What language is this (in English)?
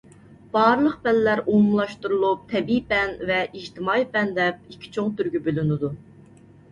Uyghur